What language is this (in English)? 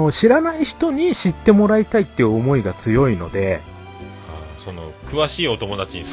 Japanese